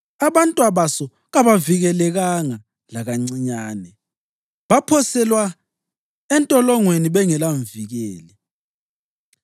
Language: North Ndebele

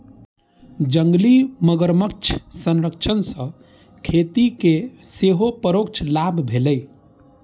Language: Maithili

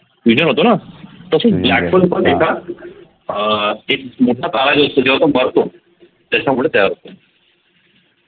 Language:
Marathi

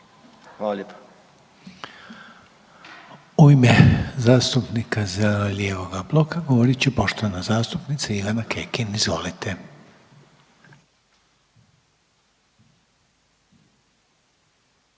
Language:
Croatian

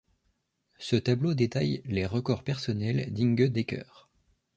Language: French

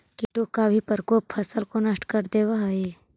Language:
Magahi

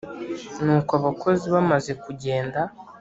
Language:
Kinyarwanda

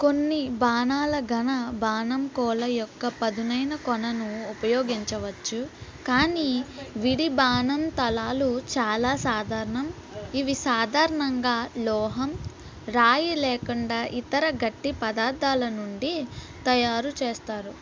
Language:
Telugu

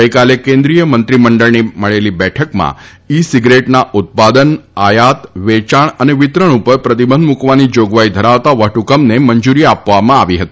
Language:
Gujarati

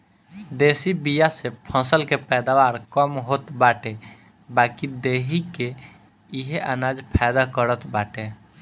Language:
Bhojpuri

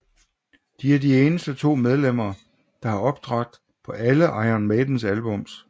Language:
Danish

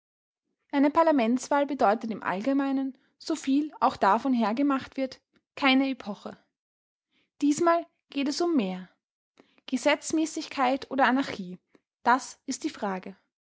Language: German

